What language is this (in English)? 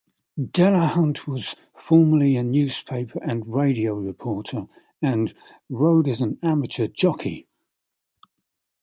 English